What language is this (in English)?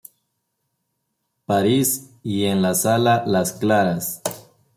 Spanish